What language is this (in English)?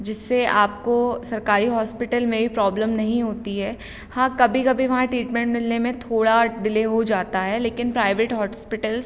Hindi